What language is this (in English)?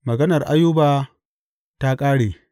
Hausa